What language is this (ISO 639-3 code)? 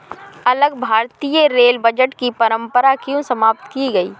hin